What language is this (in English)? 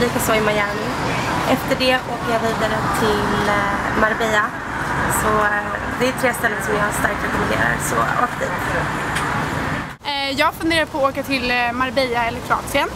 Swedish